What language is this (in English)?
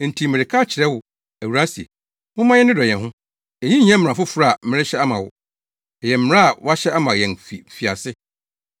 Akan